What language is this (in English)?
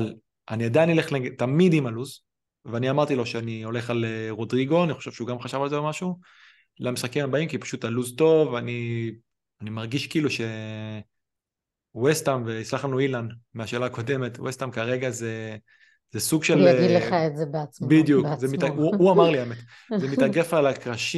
Hebrew